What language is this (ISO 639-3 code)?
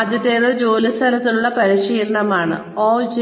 mal